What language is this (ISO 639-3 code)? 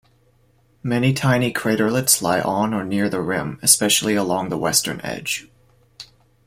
eng